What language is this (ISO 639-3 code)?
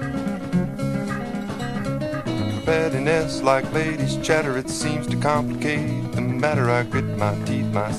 fas